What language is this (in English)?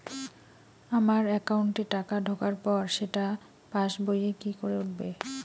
Bangla